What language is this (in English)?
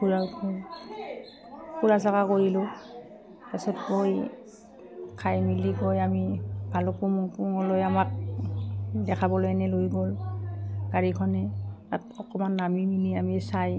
Assamese